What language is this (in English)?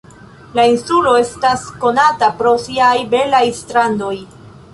Esperanto